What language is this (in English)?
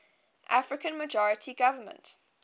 English